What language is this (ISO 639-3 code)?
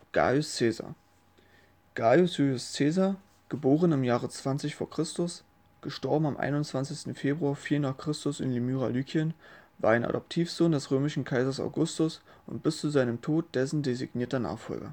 deu